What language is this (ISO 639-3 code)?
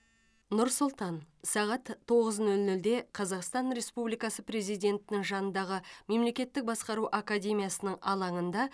kaz